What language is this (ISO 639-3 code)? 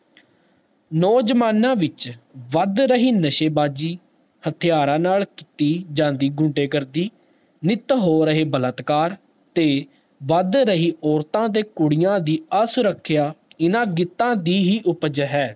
pan